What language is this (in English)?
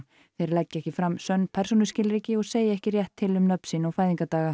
Icelandic